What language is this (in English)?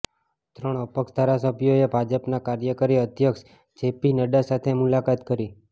Gujarati